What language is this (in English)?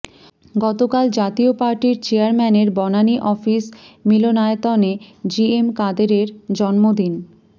Bangla